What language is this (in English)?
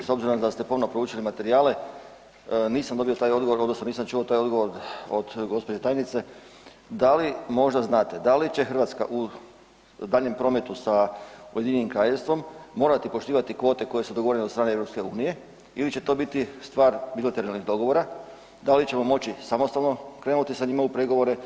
Croatian